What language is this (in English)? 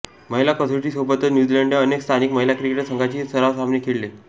Marathi